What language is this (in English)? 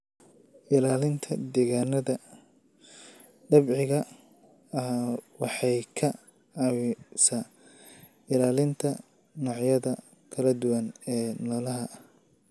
Somali